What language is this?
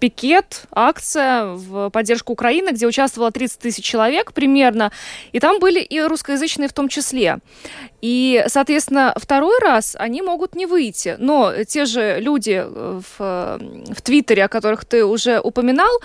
Russian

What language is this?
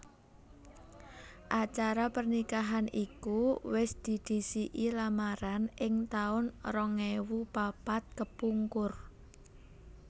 Javanese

